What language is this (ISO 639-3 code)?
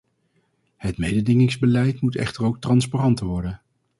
nld